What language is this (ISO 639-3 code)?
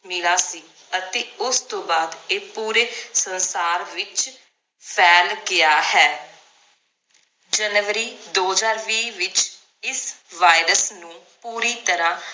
pan